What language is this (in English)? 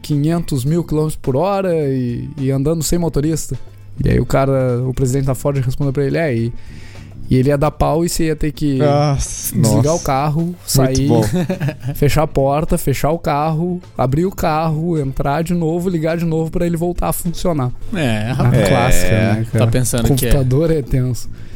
Portuguese